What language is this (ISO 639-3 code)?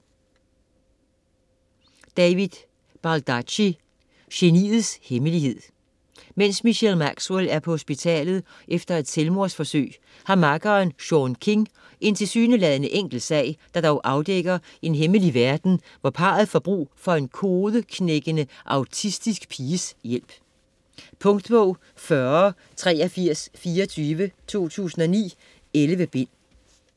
dan